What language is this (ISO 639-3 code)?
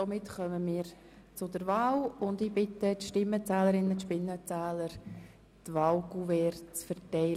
gsw